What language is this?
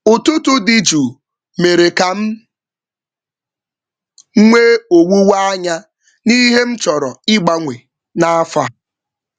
Igbo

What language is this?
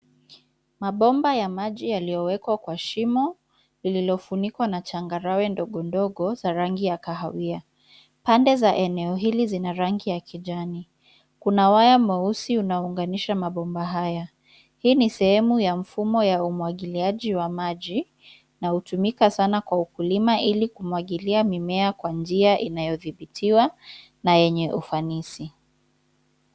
Swahili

